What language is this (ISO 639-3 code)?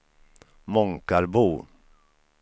swe